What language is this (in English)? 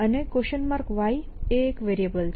Gujarati